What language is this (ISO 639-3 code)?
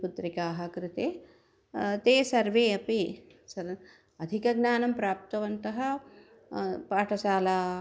san